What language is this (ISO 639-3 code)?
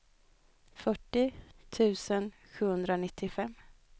swe